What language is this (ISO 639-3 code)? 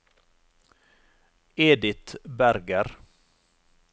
nor